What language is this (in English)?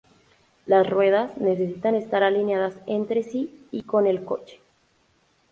Spanish